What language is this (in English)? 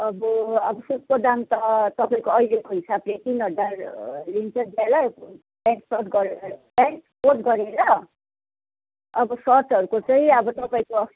Nepali